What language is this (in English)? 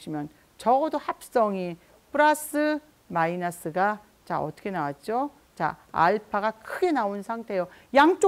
Korean